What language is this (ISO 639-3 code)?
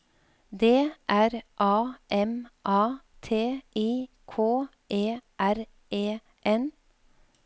nor